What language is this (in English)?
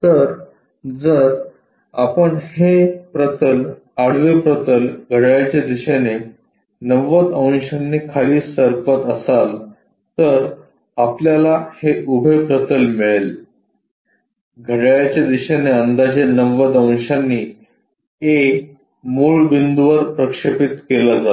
Marathi